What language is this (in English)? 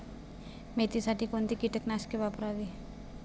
Marathi